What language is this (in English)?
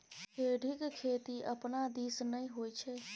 Maithili